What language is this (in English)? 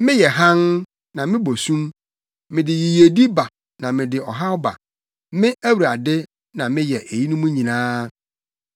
Akan